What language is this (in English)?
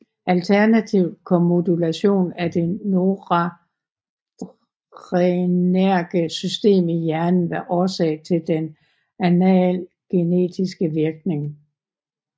Danish